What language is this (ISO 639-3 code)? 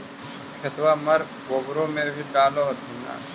mag